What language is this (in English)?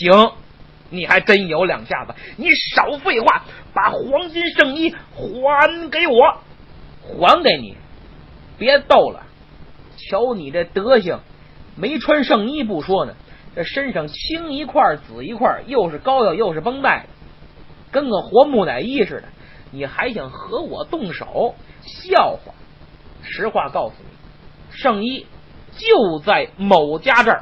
Chinese